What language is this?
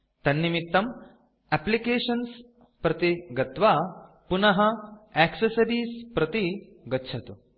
Sanskrit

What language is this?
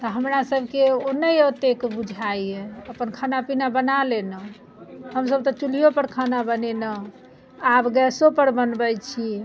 Maithili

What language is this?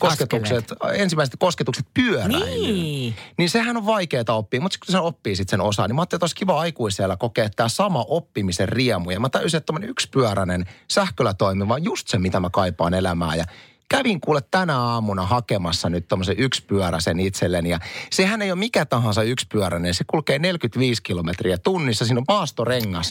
Finnish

